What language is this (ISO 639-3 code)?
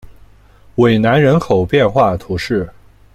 zho